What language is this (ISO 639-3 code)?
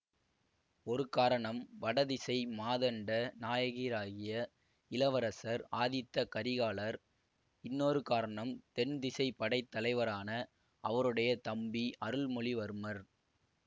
tam